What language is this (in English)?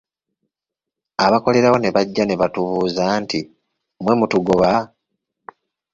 Ganda